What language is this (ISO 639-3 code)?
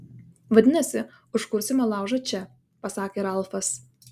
lit